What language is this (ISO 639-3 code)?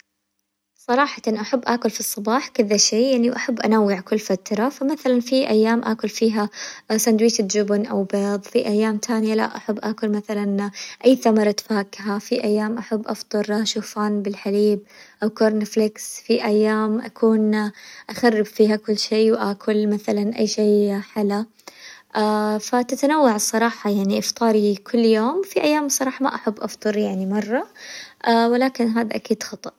acw